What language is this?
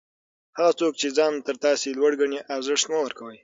Pashto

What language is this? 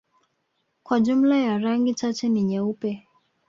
Swahili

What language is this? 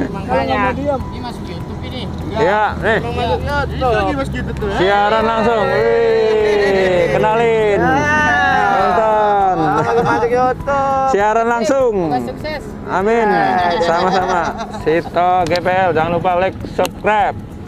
Indonesian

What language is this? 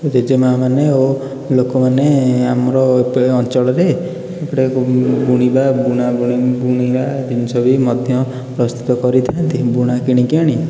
Odia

